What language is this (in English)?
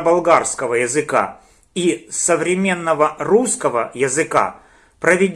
Russian